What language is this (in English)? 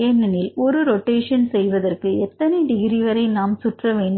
Tamil